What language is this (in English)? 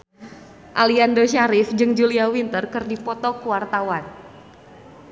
Sundanese